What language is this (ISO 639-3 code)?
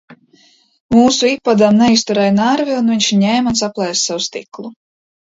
lav